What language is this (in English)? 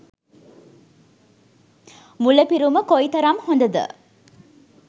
Sinhala